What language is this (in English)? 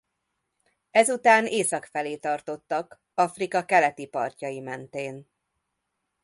Hungarian